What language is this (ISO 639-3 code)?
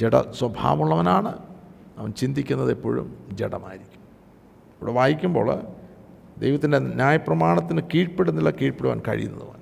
mal